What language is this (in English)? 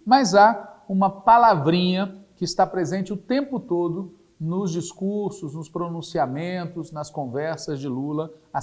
Portuguese